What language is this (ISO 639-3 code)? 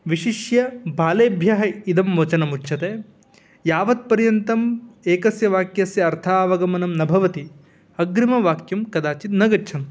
san